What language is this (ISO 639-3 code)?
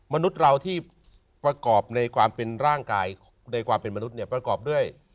tha